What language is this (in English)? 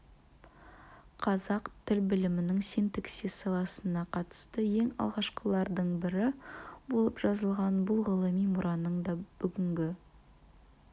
Kazakh